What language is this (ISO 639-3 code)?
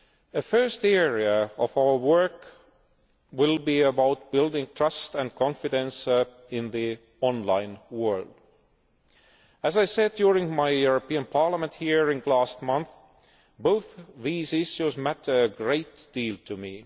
eng